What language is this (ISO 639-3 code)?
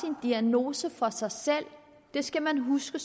dan